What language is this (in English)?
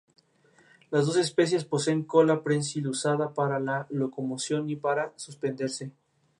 Spanish